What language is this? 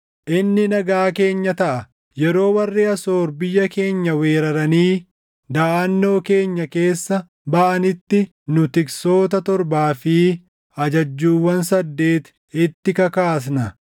Oromo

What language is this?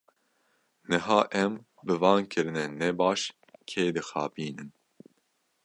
Kurdish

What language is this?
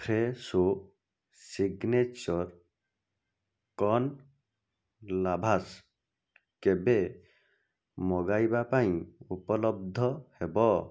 Odia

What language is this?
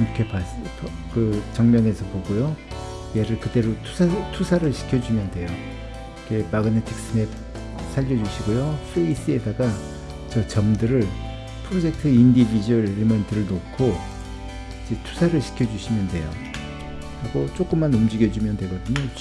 Korean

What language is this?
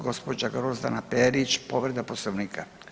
Croatian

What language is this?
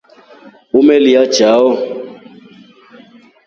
Rombo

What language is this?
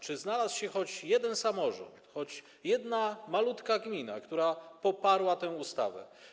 Polish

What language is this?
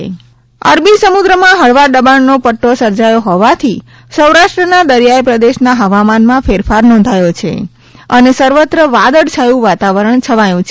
Gujarati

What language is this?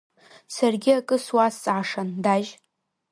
Abkhazian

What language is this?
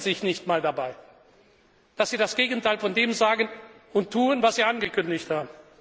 German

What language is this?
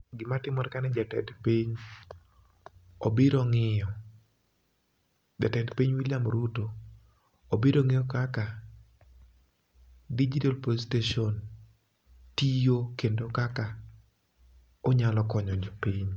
Luo (Kenya and Tanzania)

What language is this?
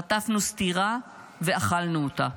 Hebrew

